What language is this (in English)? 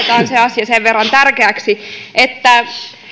Finnish